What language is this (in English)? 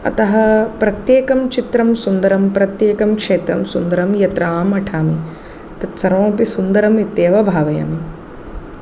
Sanskrit